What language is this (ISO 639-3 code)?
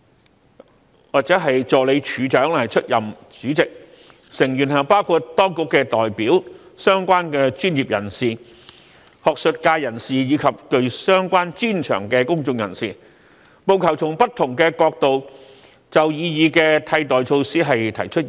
yue